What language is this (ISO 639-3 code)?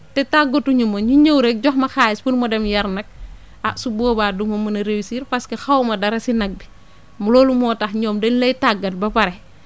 wol